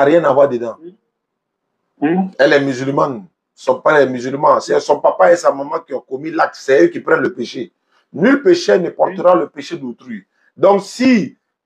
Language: French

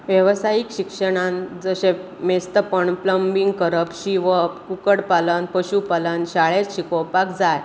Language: Konkani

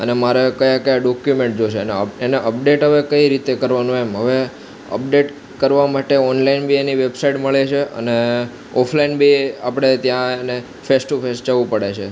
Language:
Gujarati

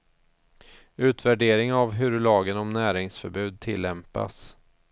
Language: Swedish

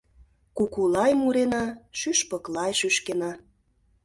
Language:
Mari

